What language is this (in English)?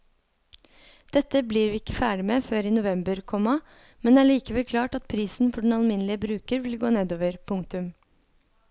Norwegian